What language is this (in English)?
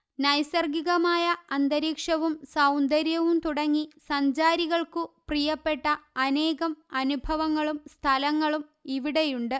Malayalam